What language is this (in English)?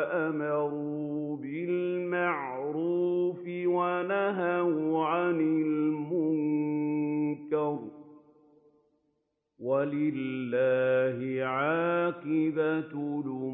Arabic